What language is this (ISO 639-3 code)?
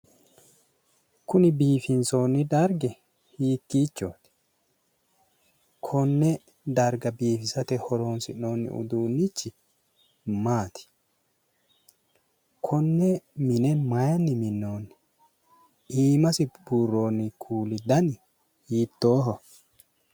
sid